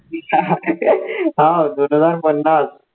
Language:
Marathi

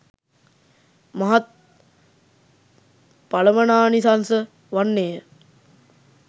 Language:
Sinhala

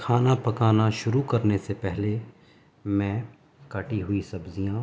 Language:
Urdu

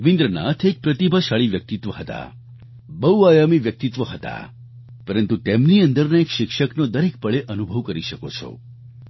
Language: Gujarati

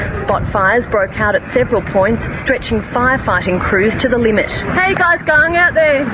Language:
English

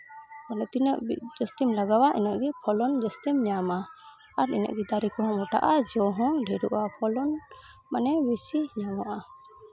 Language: Santali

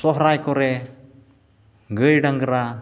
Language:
Santali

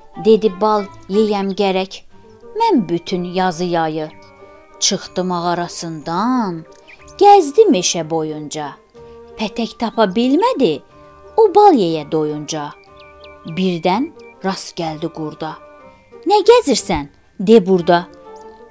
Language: Turkish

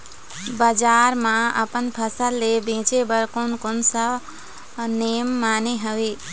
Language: Chhattisgarhi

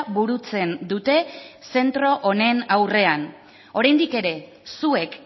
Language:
Basque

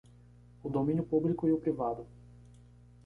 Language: Portuguese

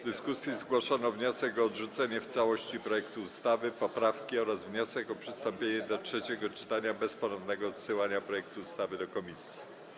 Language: Polish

